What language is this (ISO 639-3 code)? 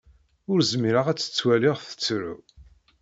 kab